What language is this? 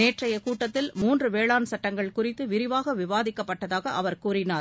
Tamil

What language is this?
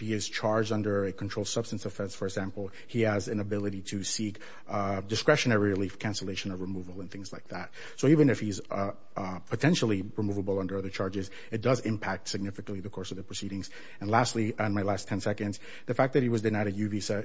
English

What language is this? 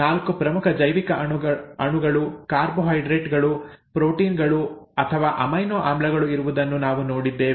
Kannada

